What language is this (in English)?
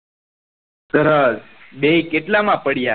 Gujarati